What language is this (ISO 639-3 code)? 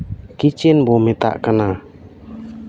sat